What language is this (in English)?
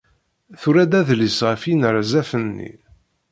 Kabyle